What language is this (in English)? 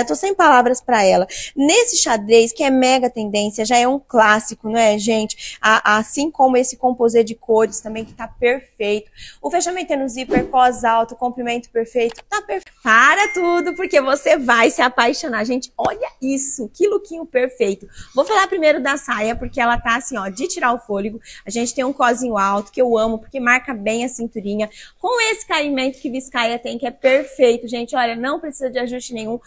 Portuguese